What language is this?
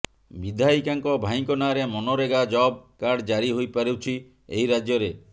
Odia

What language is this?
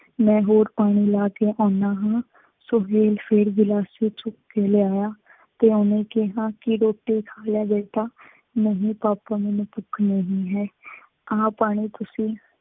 Punjabi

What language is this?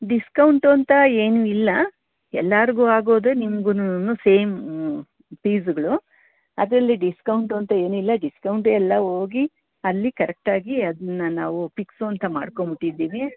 Kannada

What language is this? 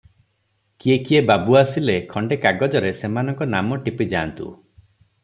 Odia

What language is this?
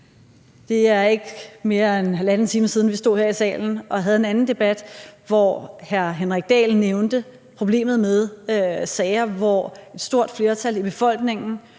Danish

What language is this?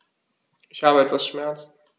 German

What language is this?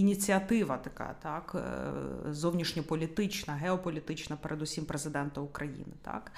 Ukrainian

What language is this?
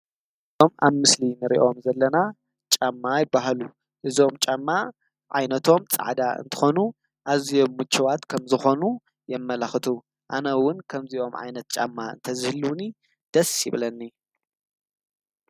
Tigrinya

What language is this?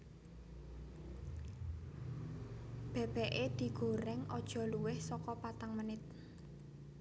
Javanese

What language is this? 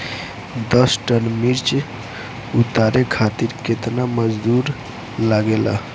Bhojpuri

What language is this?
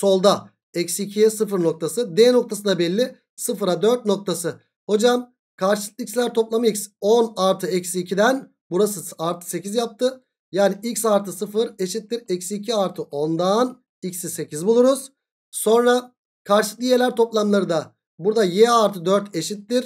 Turkish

